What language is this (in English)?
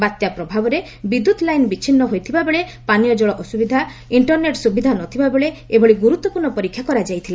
Odia